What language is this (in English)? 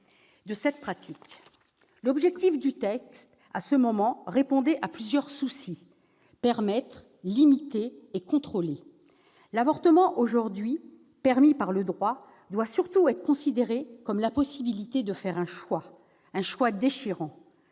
French